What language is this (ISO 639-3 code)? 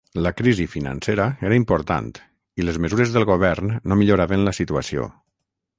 cat